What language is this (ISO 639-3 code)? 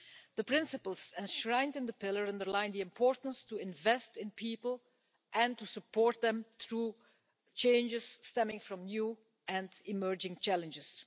eng